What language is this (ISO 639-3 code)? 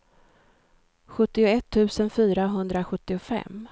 swe